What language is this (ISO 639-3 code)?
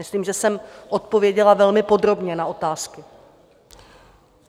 ces